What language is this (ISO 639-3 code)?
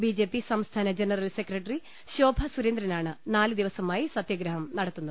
mal